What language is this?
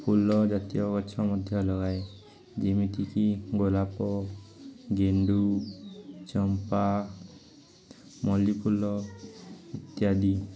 Odia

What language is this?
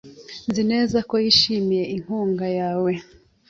Kinyarwanda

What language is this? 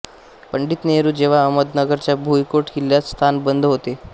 Marathi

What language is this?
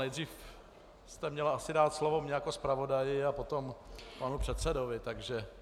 Czech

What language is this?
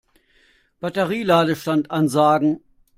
German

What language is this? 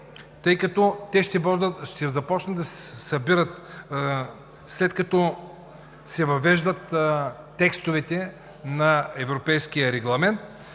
Bulgarian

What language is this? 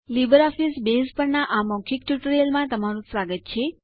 Gujarati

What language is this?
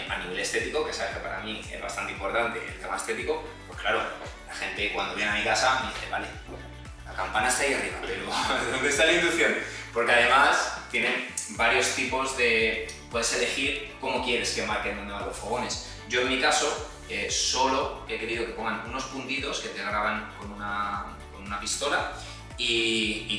Spanish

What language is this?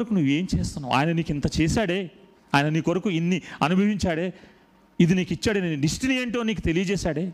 Telugu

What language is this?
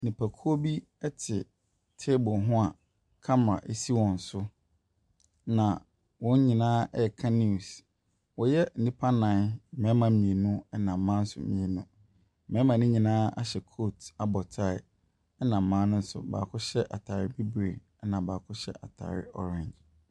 Akan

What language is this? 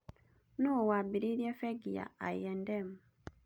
Kikuyu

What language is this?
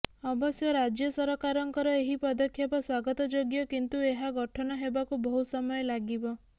Odia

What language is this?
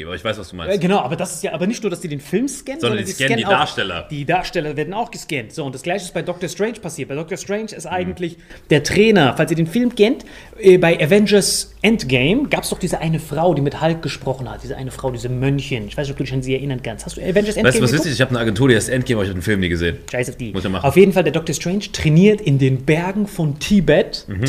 German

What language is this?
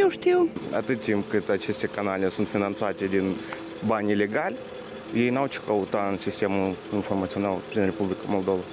Romanian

